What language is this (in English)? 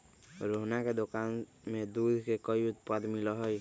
Magahi